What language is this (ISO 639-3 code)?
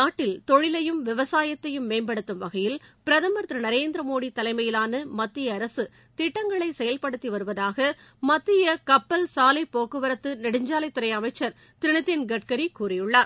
tam